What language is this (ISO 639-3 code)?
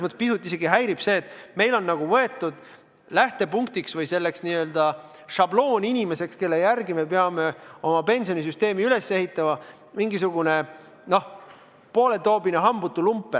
est